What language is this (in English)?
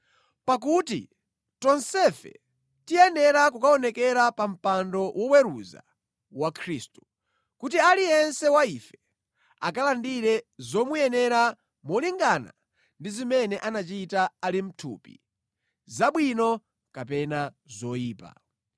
Nyanja